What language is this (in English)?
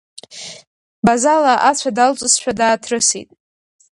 Abkhazian